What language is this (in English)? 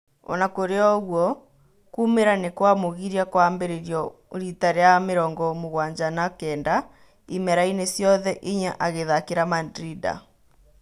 Kikuyu